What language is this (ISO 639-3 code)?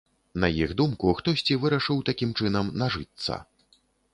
bel